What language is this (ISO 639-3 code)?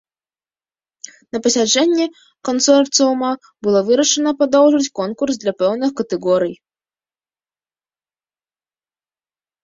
bel